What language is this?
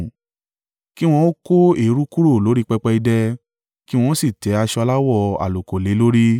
Yoruba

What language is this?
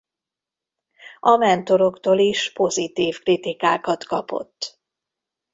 Hungarian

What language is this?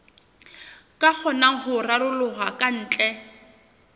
Southern Sotho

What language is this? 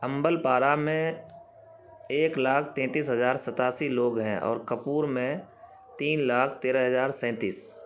Urdu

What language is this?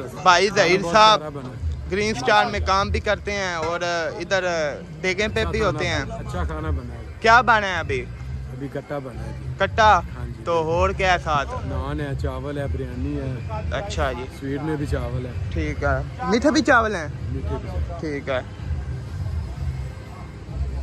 Hindi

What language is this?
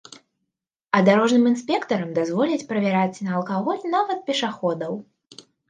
Belarusian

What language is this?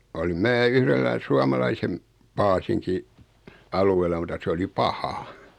Finnish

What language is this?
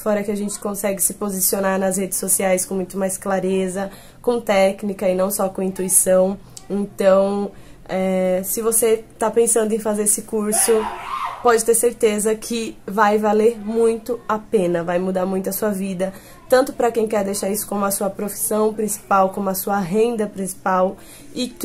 Portuguese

